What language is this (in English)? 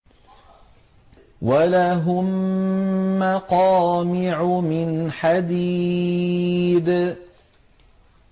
Arabic